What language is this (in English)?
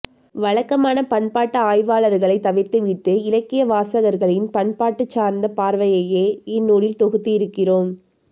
Tamil